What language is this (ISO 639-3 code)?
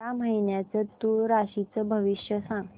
mar